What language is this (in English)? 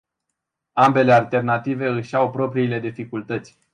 Romanian